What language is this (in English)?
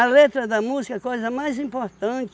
Portuguese